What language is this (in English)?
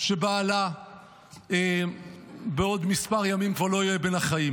Hebrew